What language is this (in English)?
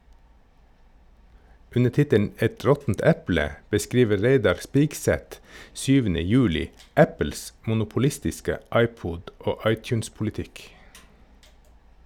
Norwegian